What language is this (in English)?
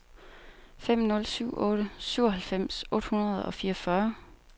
Danish